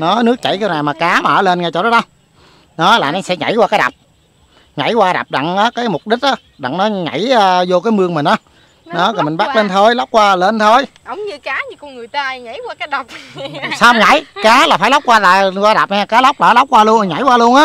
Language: Vietnamese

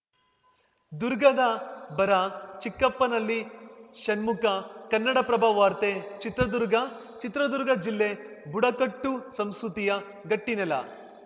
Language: Kannada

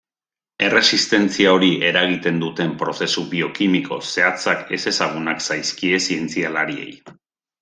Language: Basque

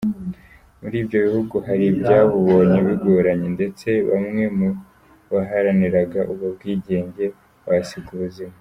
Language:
Kinyarwanda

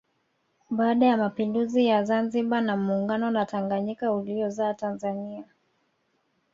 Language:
Swahili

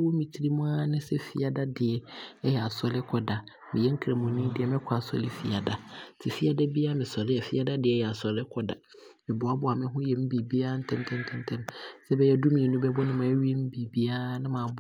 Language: Abron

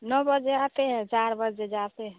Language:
Hindi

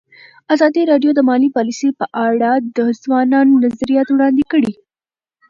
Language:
Pashto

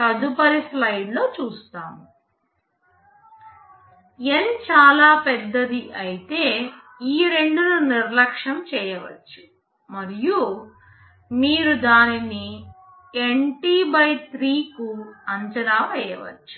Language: Telugu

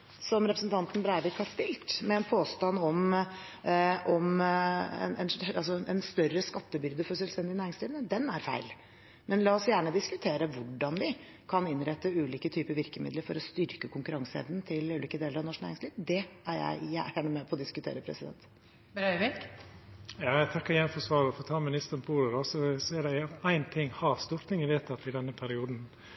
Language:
Norwegian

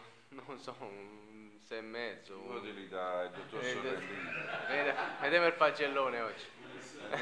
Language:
Italian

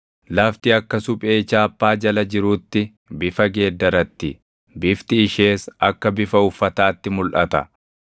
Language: Oromo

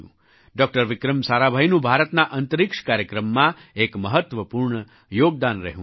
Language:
Gujarati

